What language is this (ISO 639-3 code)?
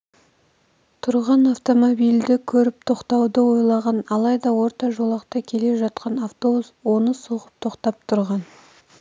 kaz